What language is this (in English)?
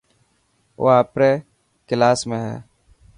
Dhatki